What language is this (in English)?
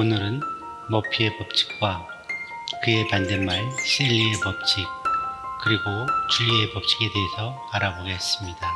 Korean